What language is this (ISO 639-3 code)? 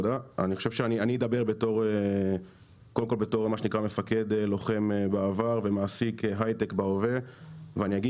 heb